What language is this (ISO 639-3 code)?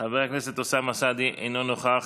heb